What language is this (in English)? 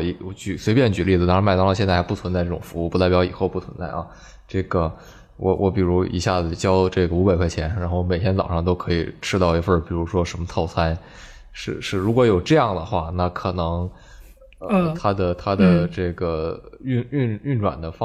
Chinese